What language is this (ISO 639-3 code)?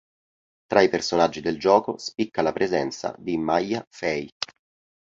ita